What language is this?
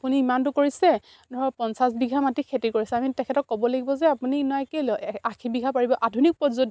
Assamese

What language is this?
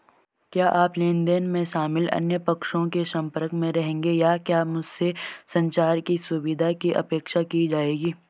Hindi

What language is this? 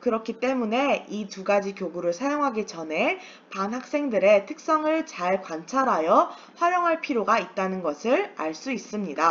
Korean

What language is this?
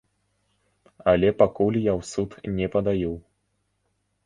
Belarusian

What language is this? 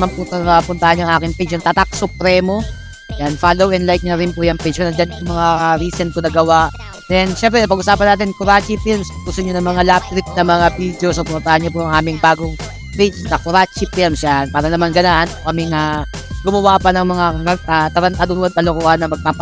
Filipino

